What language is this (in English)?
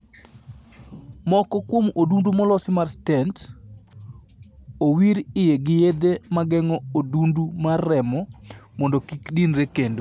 Luo (Kenya and Tanzania)